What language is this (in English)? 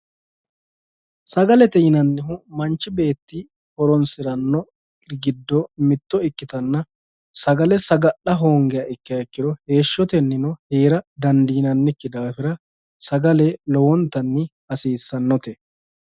Sidamo